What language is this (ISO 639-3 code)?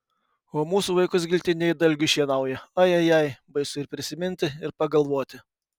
lit